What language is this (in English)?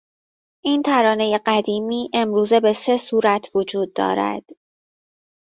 Persian